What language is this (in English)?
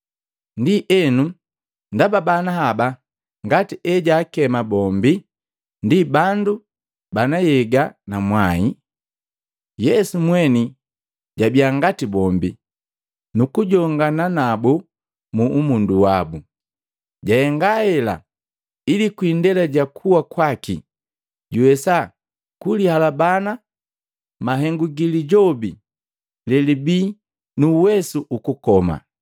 Matengo